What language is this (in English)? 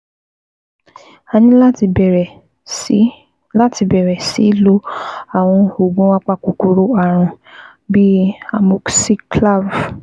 Yoruba